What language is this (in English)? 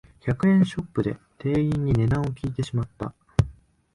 Japanese